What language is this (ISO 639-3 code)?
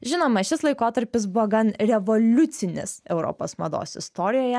lit